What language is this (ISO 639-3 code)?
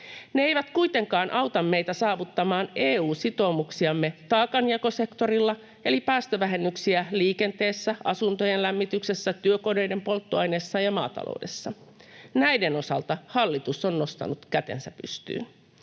fin